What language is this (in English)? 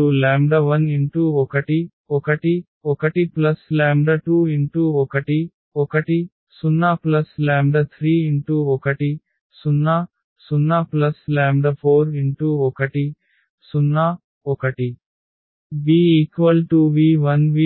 Telugu